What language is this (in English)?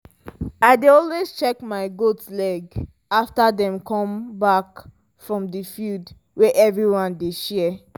Nigerian Pidgin